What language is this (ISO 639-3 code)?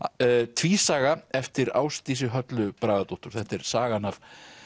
isl